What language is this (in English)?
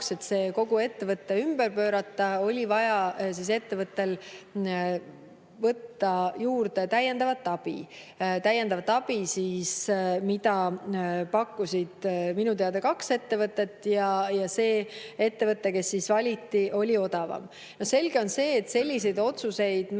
Estonian